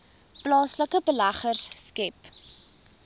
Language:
Afrikaans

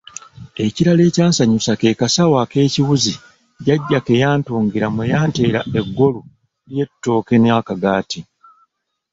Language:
Ganda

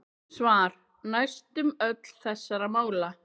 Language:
Icelandic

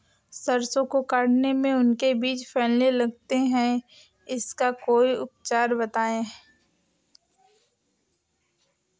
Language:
Hindi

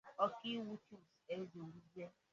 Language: Igbo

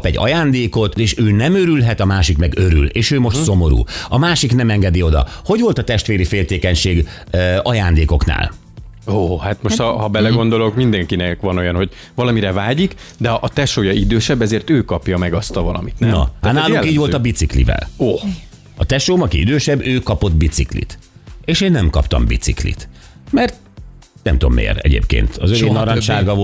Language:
Hungarian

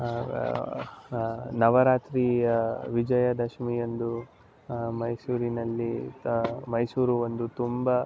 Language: Kannada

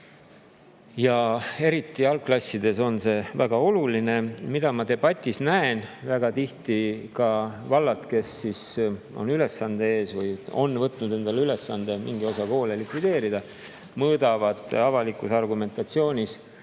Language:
Estonian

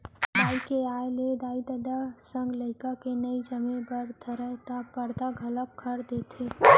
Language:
Chhattisgarhi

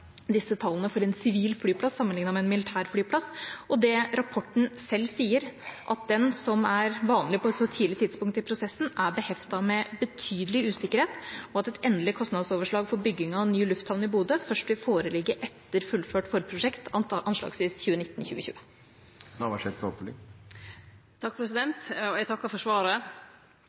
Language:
Norwegian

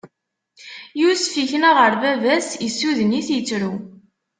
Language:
Kabyle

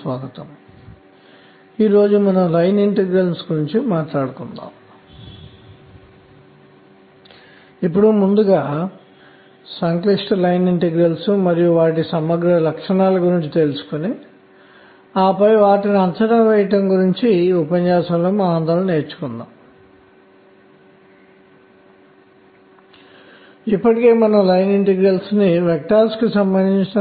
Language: Telugu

